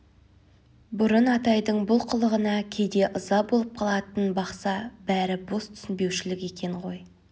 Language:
Kazakh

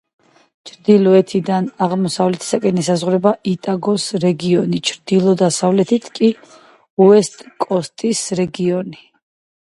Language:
Georgian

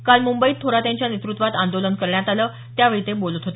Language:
Marathi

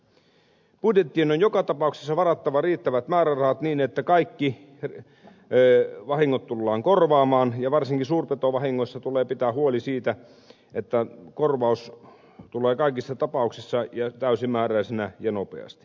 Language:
Finnish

